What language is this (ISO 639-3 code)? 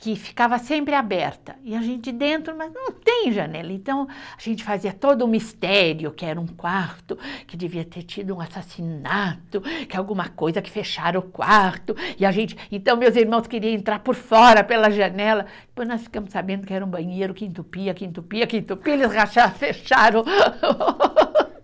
por